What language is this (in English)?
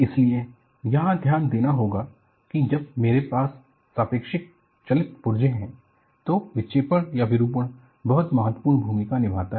Hindi